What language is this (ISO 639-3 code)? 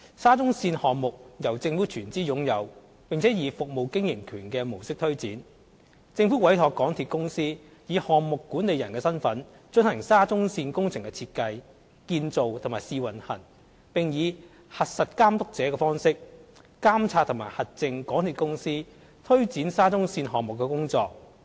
yue